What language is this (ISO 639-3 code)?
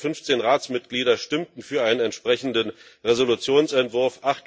deu